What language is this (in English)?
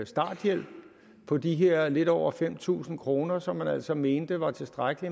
Danish